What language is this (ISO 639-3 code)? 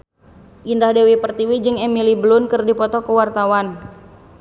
sun